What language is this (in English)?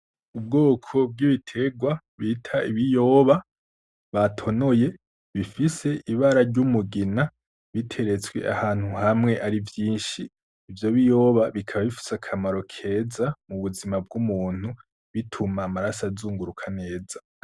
Rundi